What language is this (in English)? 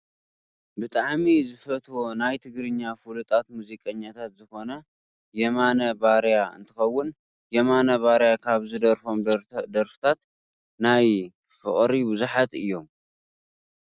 Tigrinya